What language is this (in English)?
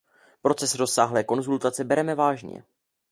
Czech